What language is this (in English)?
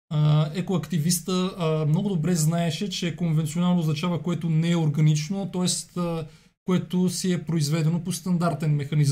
Bulgarian